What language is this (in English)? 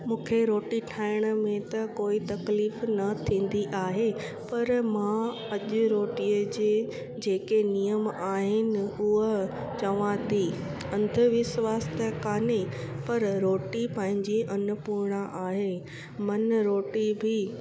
Sindhi